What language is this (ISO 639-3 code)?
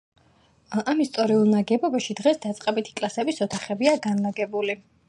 kat